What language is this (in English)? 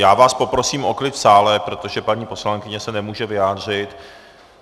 Czech